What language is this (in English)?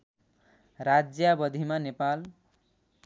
Nepali